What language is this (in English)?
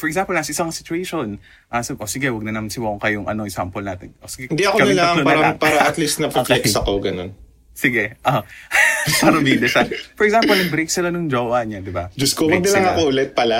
Filipino